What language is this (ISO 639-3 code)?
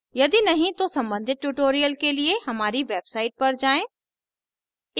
hin